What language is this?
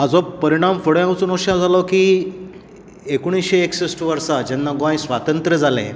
Konkani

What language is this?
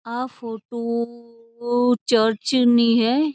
Marwari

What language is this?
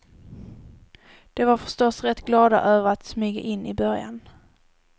Swedish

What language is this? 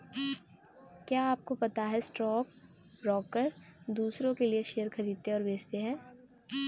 Hindi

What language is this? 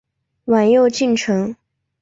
Chinese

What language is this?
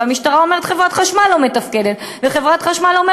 Hebrew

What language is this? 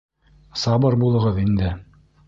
Bashkir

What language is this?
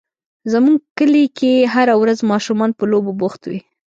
Pashto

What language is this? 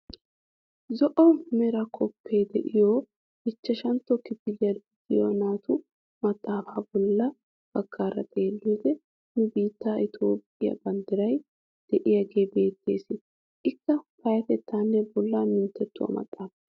Wolaytta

